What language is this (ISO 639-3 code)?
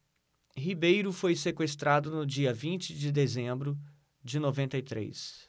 por